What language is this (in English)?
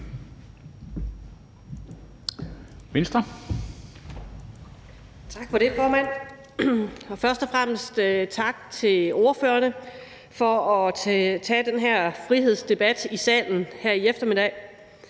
Danish